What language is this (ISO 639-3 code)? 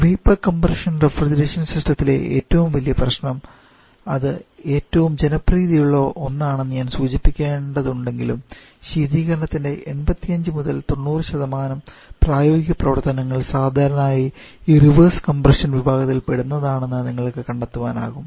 mal